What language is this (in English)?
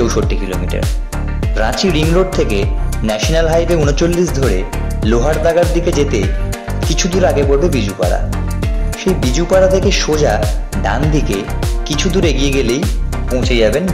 Bangla